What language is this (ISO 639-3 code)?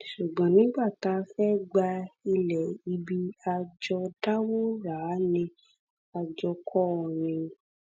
yor